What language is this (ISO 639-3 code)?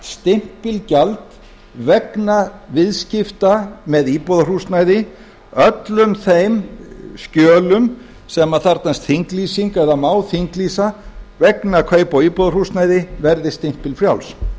isl